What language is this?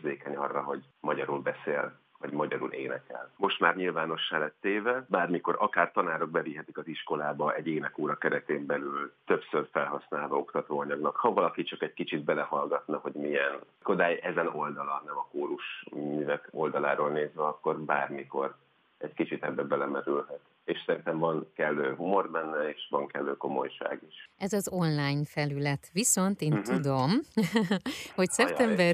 Hungarian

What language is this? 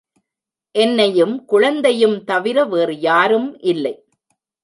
Tamil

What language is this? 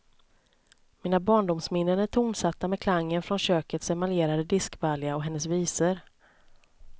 Swedish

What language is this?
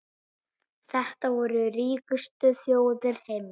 Icelandic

